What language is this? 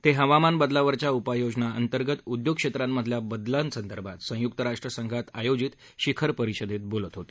Marathi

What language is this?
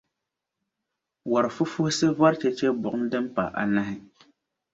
Dagbani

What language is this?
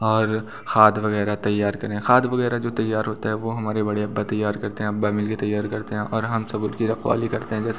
Hindi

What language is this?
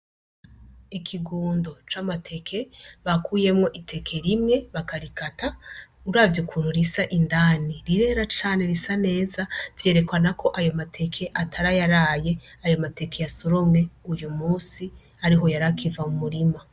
Rundi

